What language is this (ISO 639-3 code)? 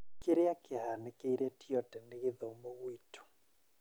kik